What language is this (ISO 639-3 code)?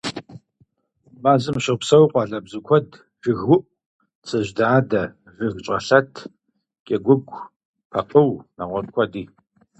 kbd